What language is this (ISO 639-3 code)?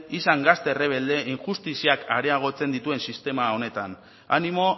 eus